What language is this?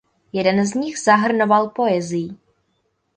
Czech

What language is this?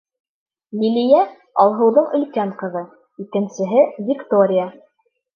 Bashkir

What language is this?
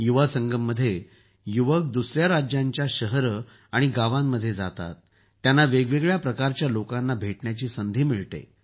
Marathi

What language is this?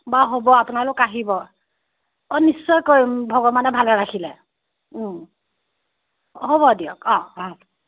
Assamese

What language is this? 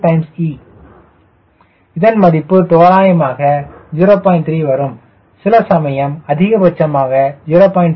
Tamil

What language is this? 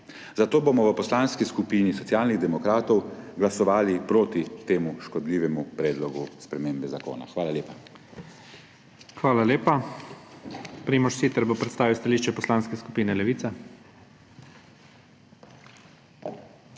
Slovenian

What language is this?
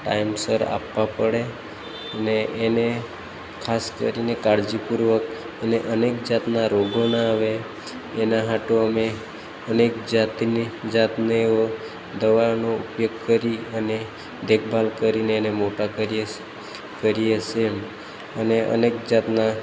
Gujarati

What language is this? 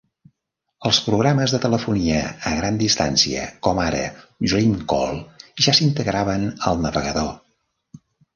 Catalan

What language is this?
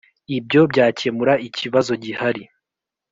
Kinyarwanda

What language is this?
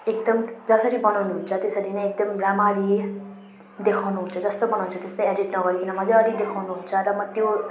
Nepali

